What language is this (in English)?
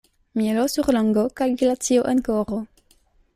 Esperanto